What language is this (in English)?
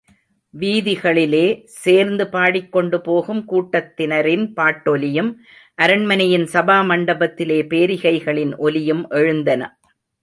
Tamil